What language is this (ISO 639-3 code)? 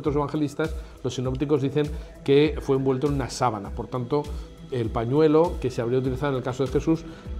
spa